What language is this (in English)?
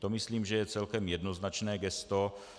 Czech